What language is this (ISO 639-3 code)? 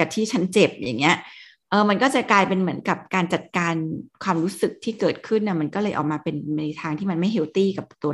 tha